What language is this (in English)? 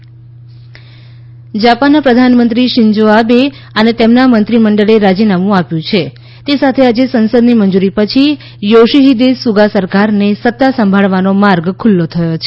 Gujarati